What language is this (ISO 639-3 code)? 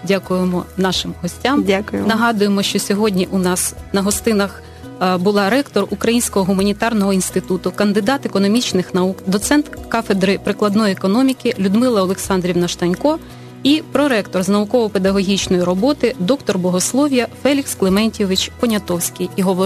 ukr